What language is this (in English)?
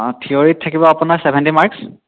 Assamese